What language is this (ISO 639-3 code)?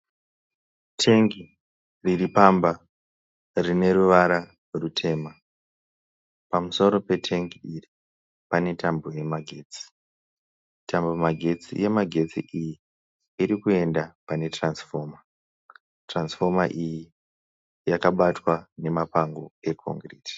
sna